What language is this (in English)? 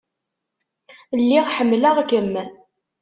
Kabyle